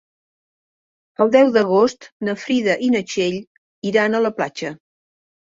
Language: Catalan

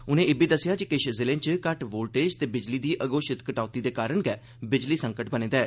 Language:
Dogri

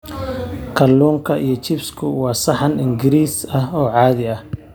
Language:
Somali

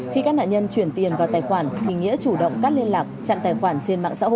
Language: Vietnamese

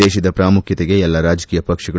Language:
Kannada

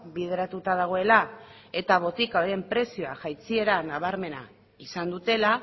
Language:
Basque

